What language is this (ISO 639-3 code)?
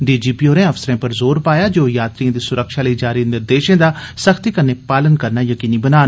doi